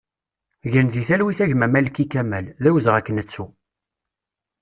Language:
Kabyle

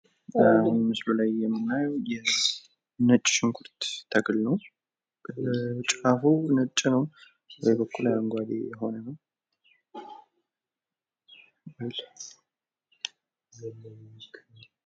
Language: Amharic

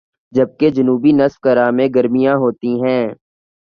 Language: Urdu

